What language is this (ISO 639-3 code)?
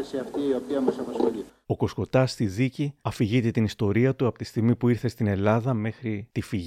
ell